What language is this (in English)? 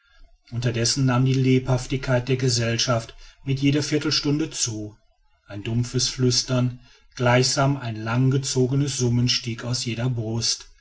German